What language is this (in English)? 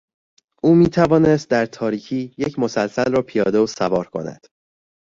Persian